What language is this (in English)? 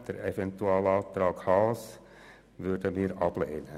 Swiss German